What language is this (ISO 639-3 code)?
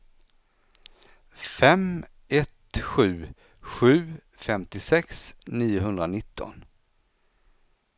swe